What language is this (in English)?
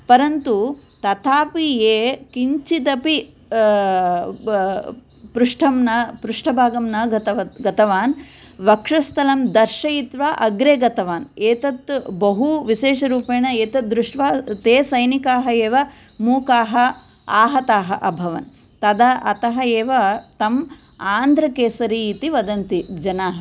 Sanskrit